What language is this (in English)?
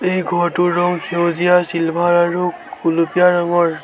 Assamese